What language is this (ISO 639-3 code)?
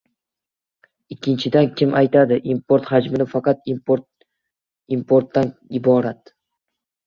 uzb